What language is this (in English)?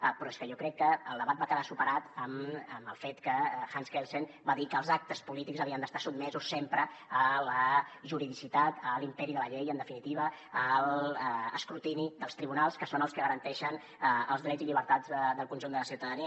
Catalan